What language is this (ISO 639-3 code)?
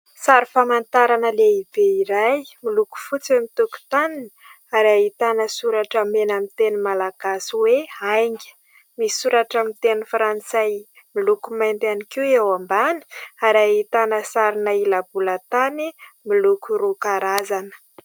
mlg